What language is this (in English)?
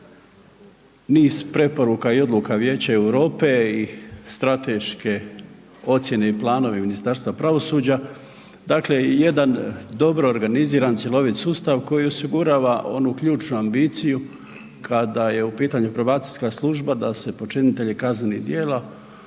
Croatian